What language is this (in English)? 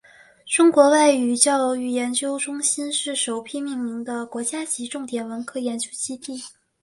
Chinese